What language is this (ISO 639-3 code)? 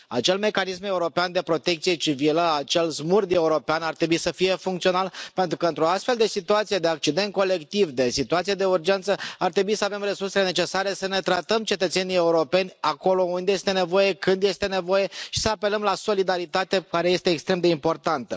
ron